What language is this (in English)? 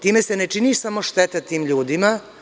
Serbian